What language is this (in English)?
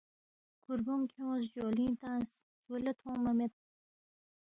Balti